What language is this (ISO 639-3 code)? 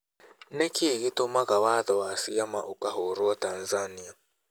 kik